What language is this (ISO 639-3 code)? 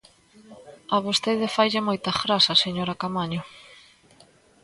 glg